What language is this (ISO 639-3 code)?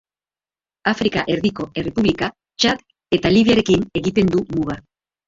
eus